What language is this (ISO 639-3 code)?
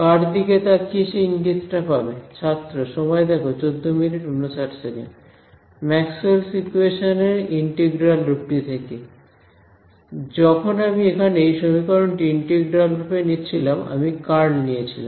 ben